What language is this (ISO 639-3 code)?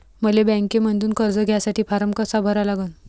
mar